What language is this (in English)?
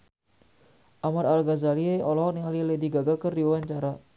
Sundanese